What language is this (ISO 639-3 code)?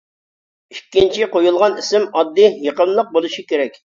uig